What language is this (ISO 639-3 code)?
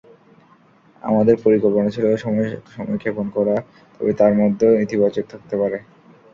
ben